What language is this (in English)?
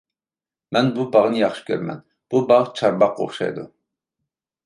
Uyghur